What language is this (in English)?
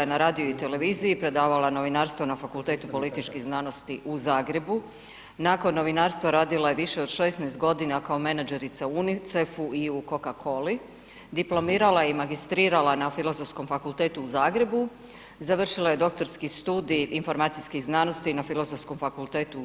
Croatian